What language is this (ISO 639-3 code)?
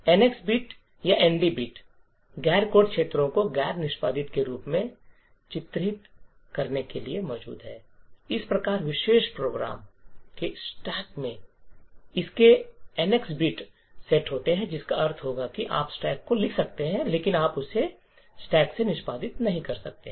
hin